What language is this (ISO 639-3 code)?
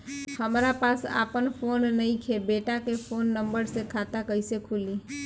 bho